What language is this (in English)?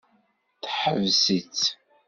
Kabyle